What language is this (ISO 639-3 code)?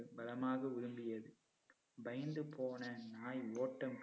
tam